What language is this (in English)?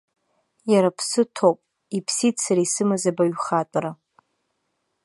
Abkhazian